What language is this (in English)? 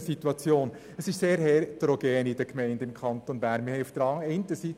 Swiss German